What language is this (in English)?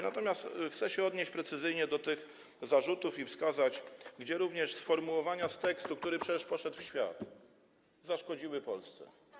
Polish